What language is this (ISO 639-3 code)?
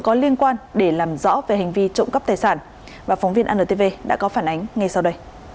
vie